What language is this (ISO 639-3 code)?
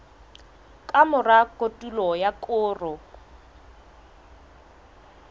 sot